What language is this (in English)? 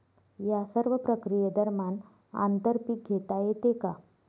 Marathi